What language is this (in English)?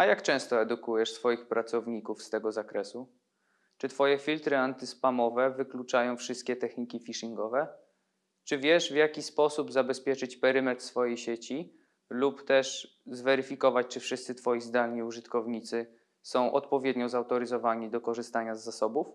Polish